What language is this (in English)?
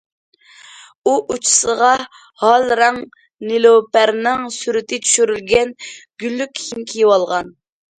Uyghur